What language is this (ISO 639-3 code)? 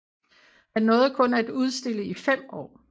dan